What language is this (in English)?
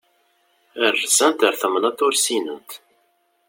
Kabyle